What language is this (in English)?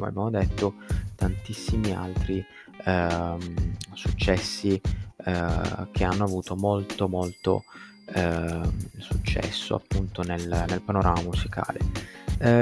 Italian